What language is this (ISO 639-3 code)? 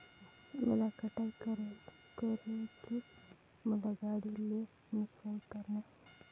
hne